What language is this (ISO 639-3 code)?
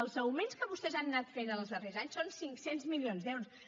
cat